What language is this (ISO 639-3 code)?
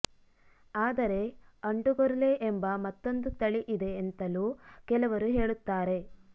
kan